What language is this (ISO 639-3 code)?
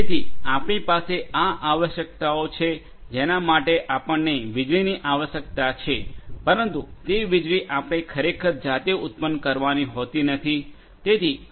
guj